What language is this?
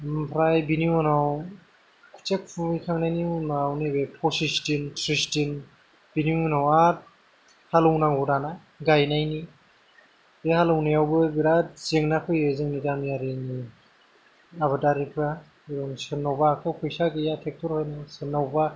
Bodo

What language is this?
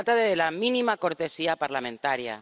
Spanish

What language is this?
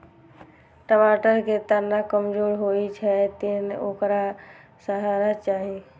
Maithili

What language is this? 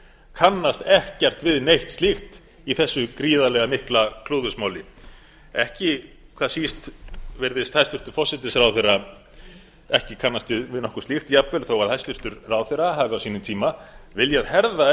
Icelandic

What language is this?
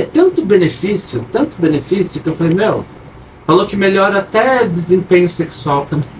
Portuguese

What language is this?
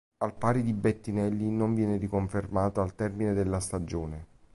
Italian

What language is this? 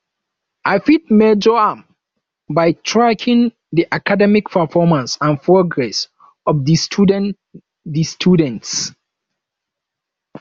Nigerian Pidgin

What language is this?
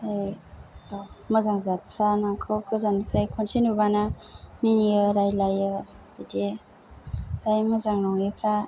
Bodo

